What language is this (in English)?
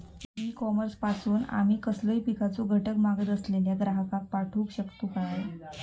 Marathi